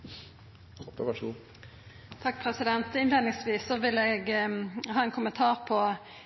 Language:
Norwegian Nynorsk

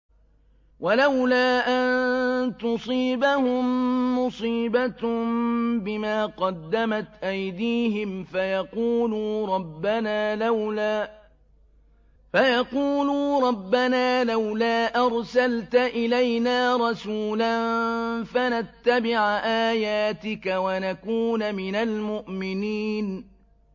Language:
Arabic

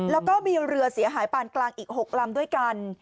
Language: Thai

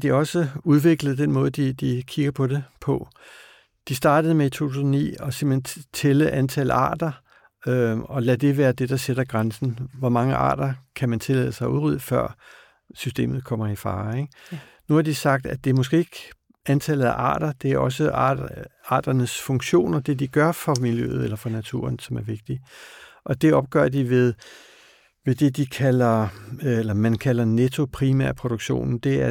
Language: Danish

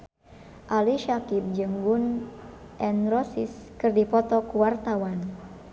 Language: Sundanese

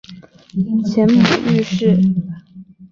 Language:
Chinese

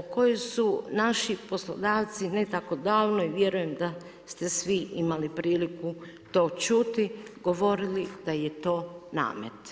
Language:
Croatian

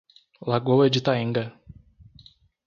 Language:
Portuguese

